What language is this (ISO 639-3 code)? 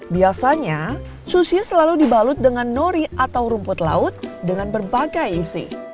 ind